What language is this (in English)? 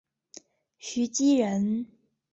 Chinese